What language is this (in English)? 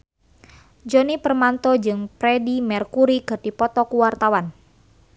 Sundanese